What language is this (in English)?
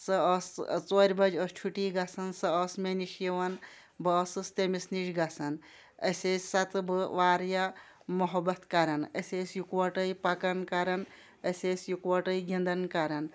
Kashmiri